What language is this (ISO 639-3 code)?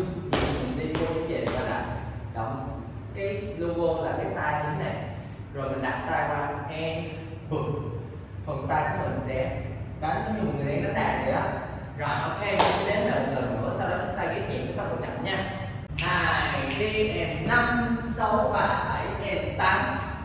vie